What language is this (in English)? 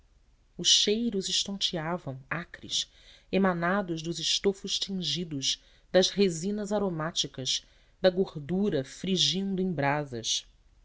Portuguese